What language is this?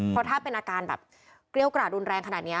Thai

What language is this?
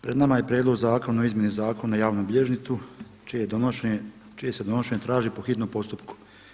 Croatian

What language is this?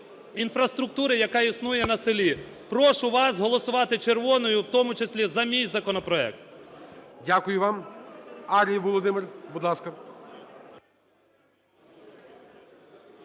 Ukrainian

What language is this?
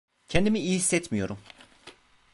Turkish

